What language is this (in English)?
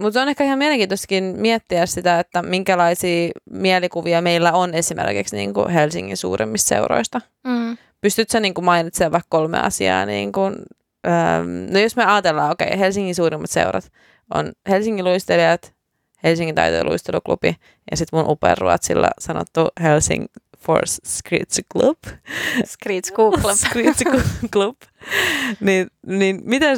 Finnish